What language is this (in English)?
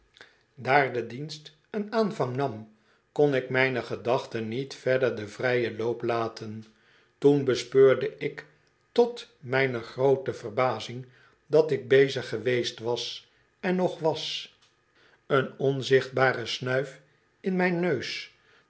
Dutch